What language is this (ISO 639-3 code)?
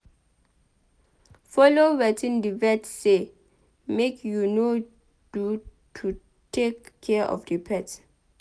pcm